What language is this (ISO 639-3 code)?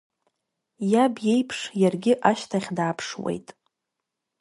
abk